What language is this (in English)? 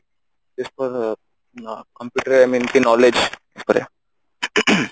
Odia